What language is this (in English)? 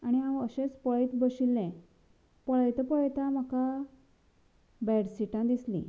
Konkani